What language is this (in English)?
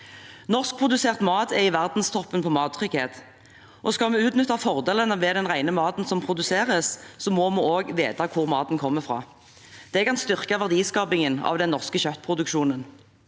Norwegian